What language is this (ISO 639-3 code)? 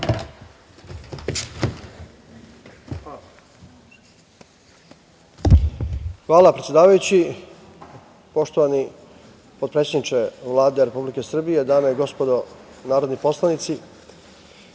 srp